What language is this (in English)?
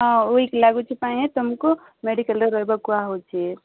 Odia